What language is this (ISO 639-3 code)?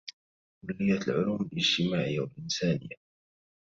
ara